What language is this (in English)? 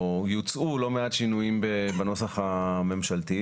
Hebrew